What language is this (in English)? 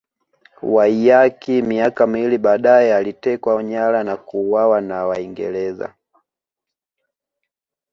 Swahili